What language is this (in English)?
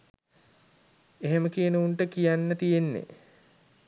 Sinhala